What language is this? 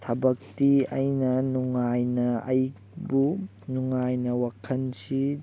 Manipuri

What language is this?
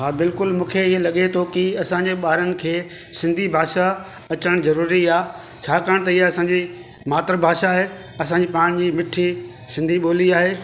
Sindhi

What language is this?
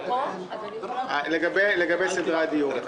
Hebrew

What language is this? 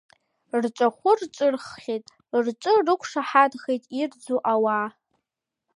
Abkhazian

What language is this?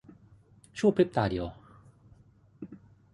Thai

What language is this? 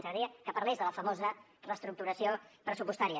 Catalan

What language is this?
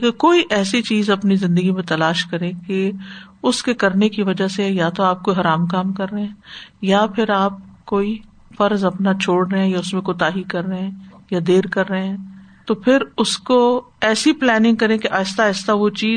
Urdu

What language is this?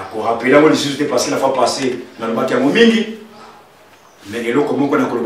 French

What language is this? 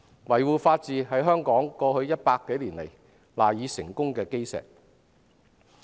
Cantonese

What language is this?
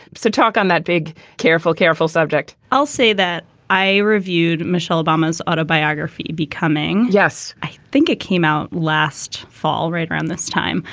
English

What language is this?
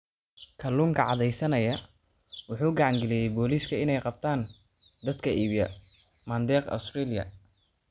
Somali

